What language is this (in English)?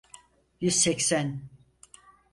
Turkish